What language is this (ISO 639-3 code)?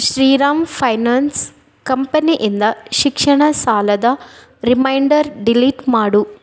kan